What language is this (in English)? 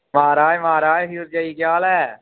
Dogri